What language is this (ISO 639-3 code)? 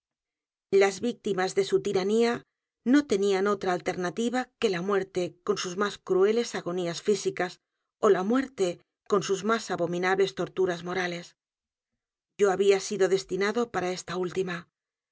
spa